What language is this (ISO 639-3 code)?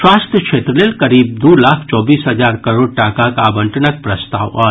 mai